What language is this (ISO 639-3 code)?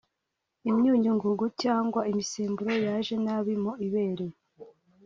kin